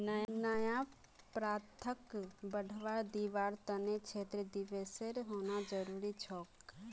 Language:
Magahi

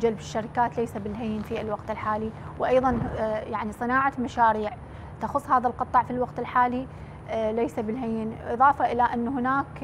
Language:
Arabic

